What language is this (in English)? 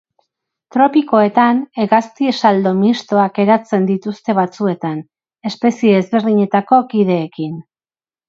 Basque